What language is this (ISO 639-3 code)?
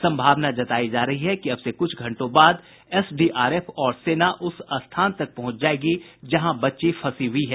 hin